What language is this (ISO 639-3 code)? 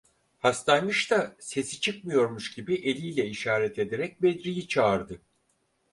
tur